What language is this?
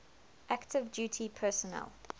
English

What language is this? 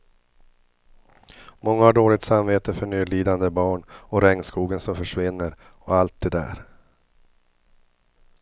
Swedish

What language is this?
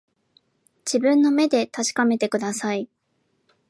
Japanese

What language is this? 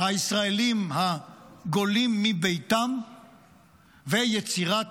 Hebrew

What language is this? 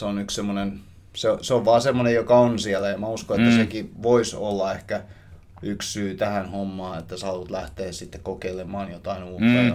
Finnish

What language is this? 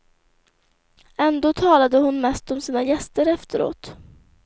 Swedish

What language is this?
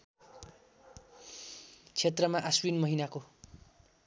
Nepali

